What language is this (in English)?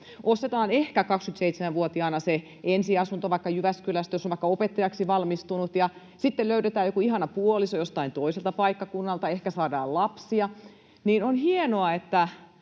Finnish